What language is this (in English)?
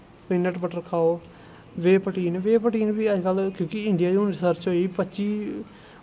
Dogri